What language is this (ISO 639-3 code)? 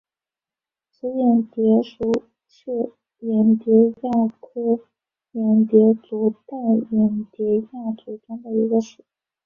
zho